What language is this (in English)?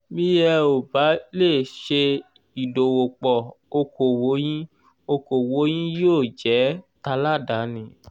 Yoruba